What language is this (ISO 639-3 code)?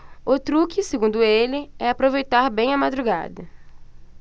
por